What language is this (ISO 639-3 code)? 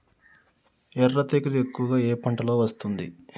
tel